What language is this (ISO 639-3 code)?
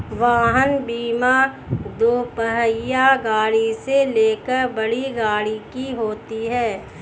hin